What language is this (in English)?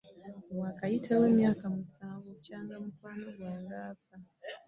Ganda